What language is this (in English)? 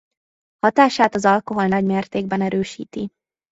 Hungarian